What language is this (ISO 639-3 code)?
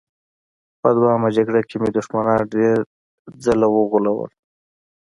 pus